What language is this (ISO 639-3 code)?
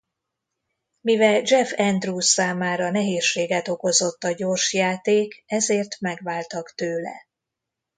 hun